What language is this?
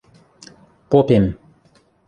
Western Mari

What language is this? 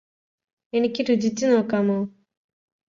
Malayalam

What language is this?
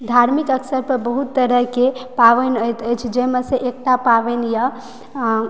Maithili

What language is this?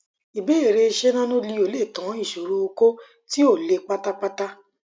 Yoruba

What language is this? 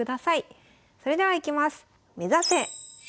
Japanese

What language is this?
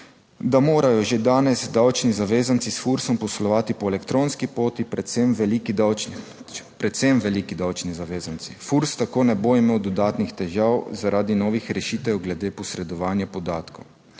Slovenian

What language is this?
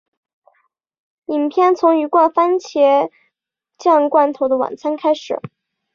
Chinese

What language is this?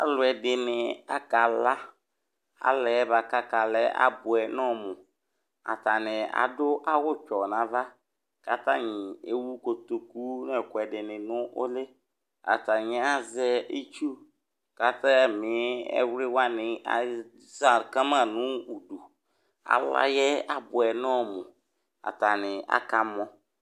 Ikposo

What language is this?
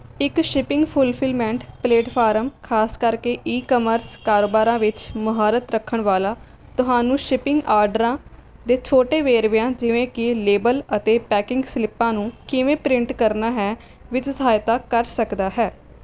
Punjabi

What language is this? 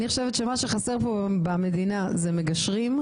Hebrew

